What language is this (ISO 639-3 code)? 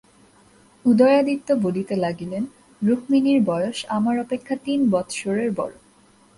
ben